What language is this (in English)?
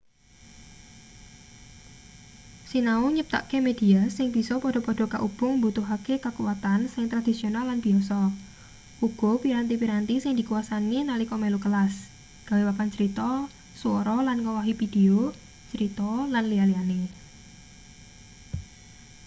Javanese